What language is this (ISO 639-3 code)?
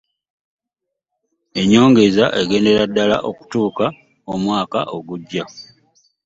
lug